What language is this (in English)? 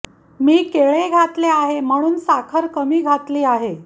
Marathi